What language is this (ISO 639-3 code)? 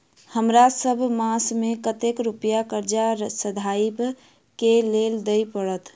mai